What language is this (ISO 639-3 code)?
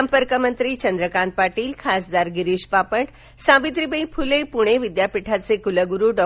mar